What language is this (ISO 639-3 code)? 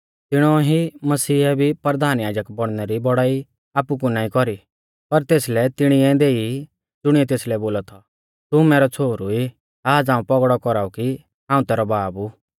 bfz